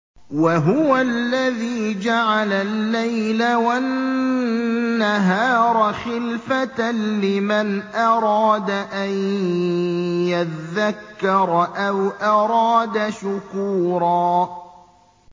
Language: Arabic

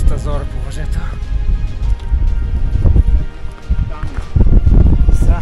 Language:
Bulgarian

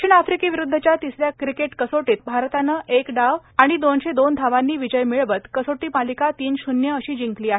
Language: Marathi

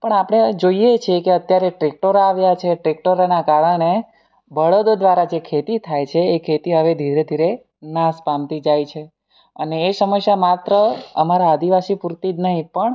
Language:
Gujarati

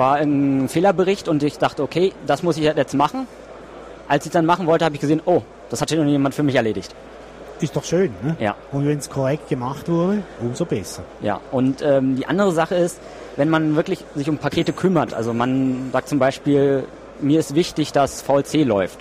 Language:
German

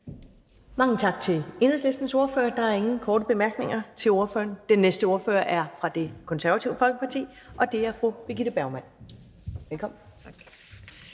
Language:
Danish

